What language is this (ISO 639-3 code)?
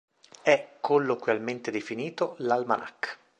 ita